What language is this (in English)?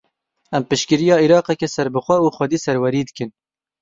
Kurdish